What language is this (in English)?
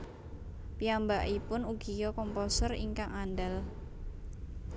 Javanese